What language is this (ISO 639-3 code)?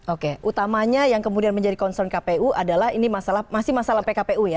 ind